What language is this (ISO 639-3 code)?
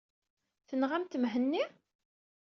kab